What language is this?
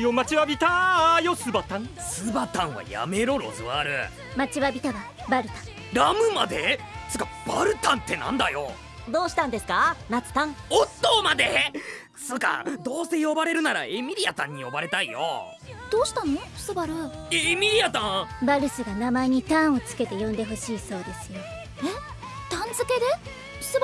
Japanese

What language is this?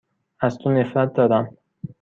Persian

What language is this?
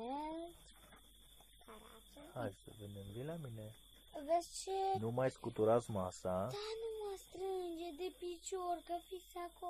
Romanian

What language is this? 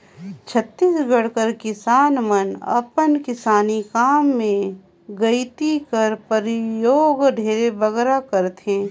Chhattisgarhi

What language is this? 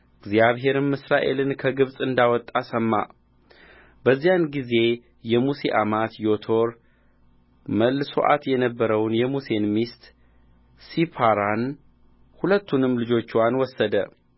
Amharic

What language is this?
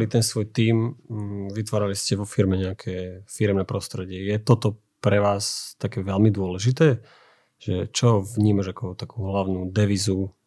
Slovak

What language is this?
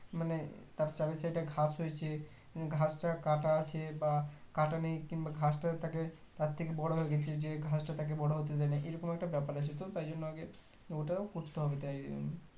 Bangla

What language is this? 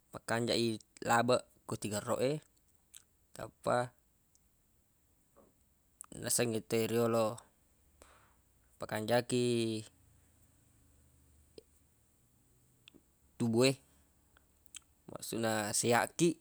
Buginese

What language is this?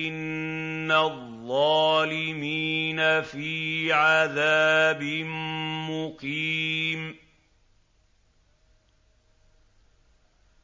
Arabic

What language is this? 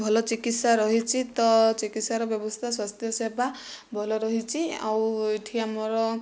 Odia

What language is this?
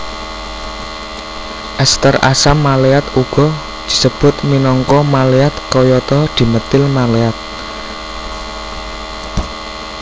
Javanese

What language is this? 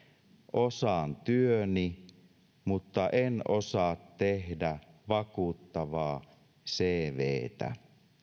Finnish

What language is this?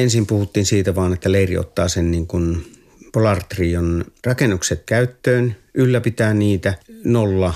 Finnish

